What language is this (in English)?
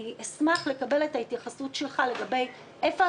Hebrew